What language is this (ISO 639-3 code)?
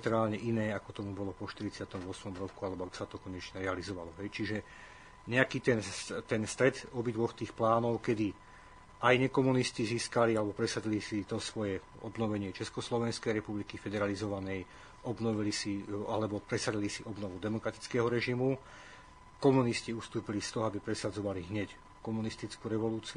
slk